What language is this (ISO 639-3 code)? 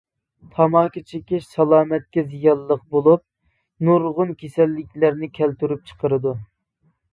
uig